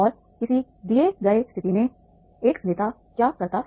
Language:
Hindi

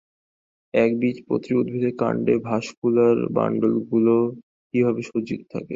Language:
Bangla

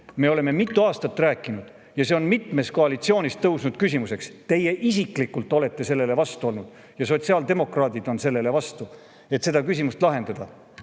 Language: Estonian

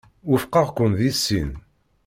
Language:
Kabyle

